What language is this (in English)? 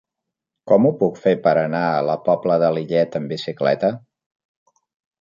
Catalan